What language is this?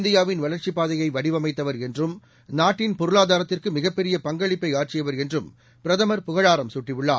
Tamil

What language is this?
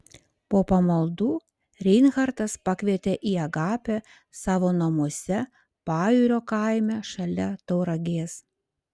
Lithuanian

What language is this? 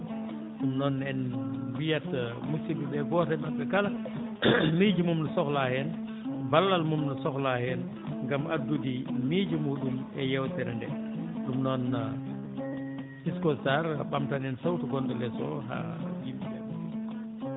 Fula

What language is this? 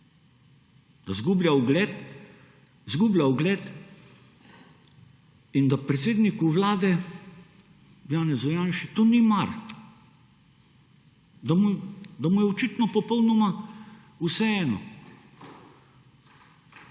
Slovenian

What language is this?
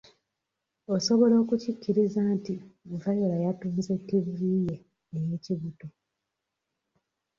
Ganda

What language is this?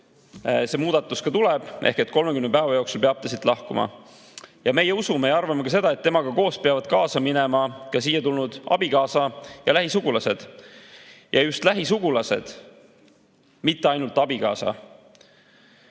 Estonian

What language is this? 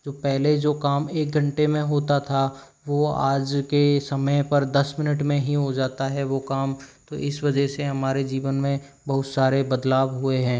Hindi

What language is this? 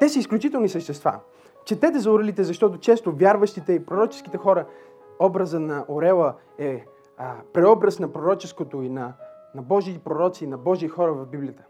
Bulgarian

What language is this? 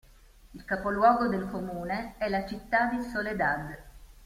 Italian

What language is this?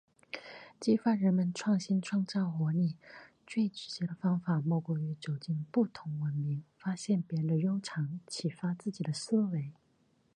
Chinese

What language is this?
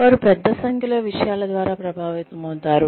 Telugu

